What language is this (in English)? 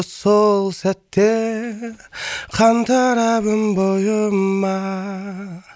Kazakh